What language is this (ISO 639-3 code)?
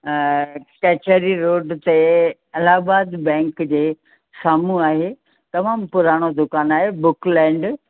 snd